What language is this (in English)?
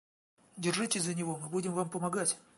Russian